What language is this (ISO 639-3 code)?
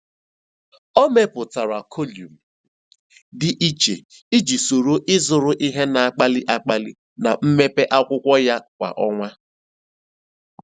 ibo